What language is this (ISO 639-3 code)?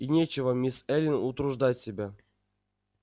rus